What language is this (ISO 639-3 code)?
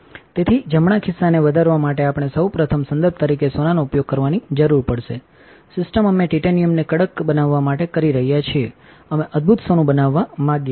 guj